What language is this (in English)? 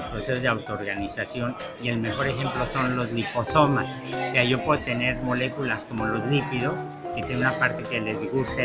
Spanish